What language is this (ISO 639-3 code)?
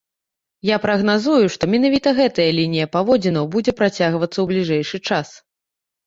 bel